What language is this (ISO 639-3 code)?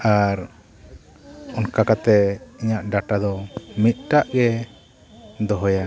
sat